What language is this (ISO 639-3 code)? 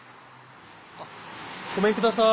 jpn